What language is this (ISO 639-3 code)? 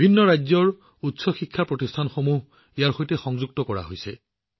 asm